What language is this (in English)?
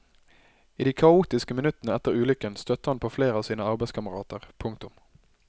Norwegian